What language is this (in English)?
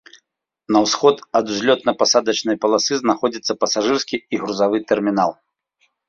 Belarusian